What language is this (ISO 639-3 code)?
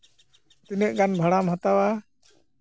sat